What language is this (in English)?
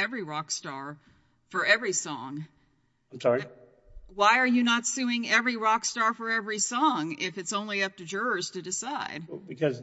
English